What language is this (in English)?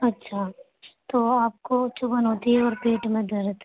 Urdu